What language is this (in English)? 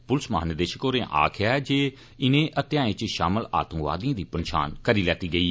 Dogri